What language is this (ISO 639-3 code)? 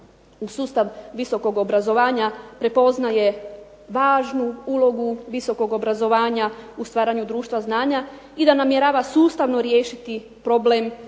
hrv